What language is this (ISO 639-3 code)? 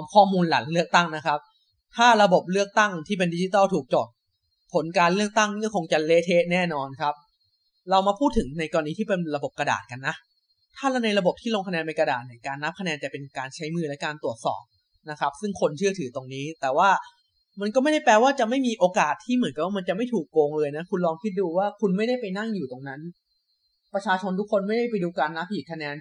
tha